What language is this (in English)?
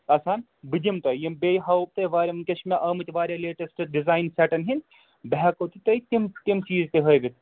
Kashmiri